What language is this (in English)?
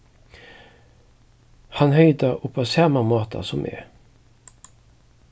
Faroese